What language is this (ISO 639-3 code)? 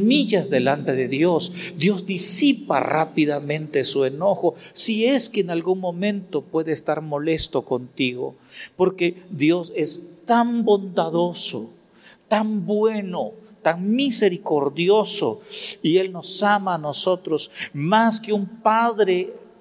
spa